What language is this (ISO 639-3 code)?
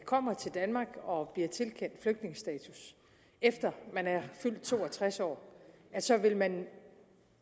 dan